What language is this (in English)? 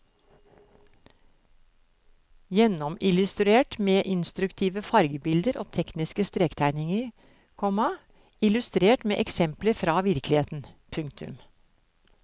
Norwegian